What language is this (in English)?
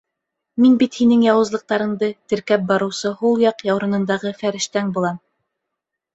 Bashkir